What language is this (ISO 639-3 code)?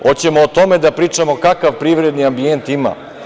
srp